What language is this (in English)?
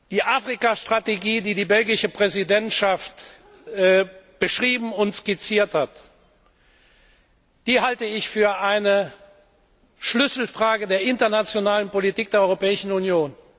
German